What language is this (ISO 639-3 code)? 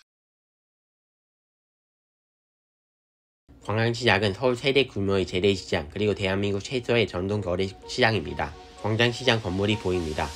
kor